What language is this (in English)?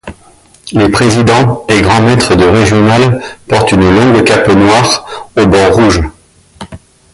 French